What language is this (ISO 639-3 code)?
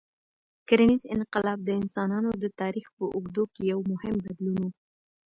pus